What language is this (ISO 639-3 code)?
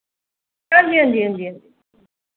doi